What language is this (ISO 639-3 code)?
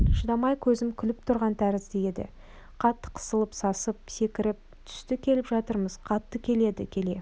kaz